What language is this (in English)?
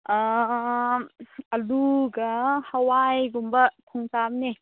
Manipuri